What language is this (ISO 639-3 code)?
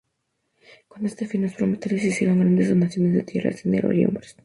spa